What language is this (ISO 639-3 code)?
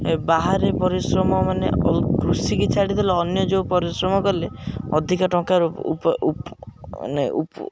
ori